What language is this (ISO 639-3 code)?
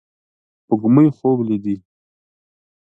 pus